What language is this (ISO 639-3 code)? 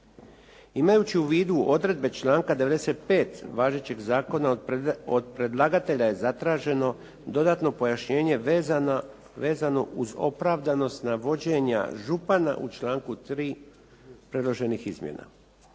hrv